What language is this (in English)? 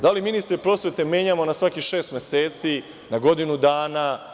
Serbian